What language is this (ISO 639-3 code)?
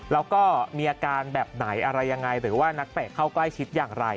tha